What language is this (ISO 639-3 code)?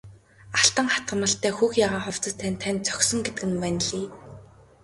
mon